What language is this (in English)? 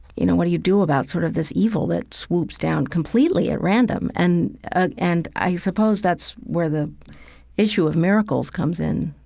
English